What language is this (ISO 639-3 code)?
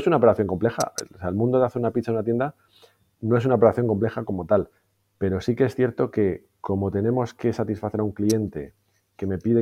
spa